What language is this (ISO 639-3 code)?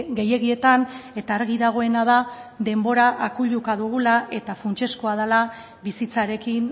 eus